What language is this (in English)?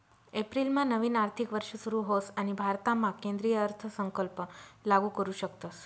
Marathi